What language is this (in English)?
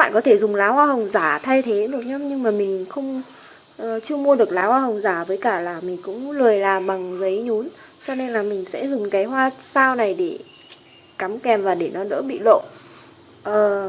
Vietnamese